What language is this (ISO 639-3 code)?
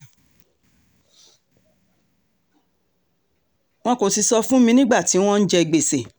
yor